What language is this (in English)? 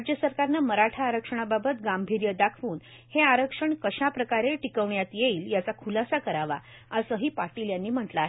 Marathi